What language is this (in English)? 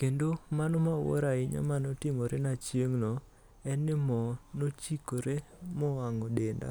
Luo (Kenya and Tanzania)